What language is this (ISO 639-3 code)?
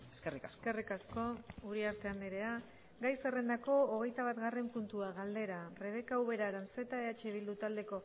eus